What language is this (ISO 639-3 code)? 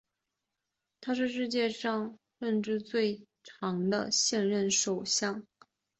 zho